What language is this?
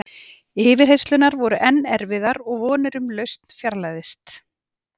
Icelandic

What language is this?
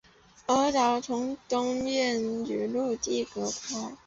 Chinese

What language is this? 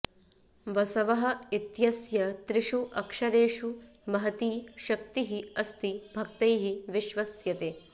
Sanskrit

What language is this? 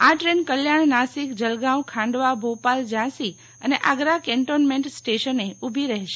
Gujarati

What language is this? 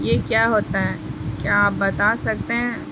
Urdu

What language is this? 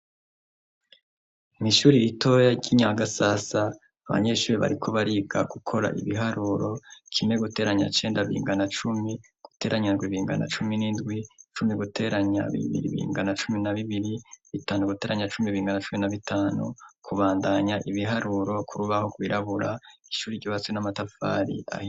Rundi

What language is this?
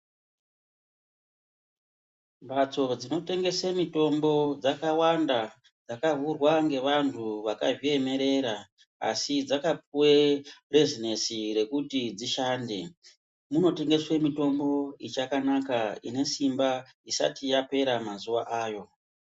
Ndau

